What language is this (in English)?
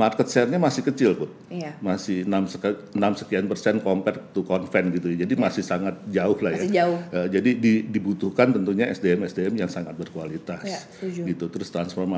Indonesian